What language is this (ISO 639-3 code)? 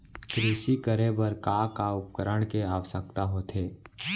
hne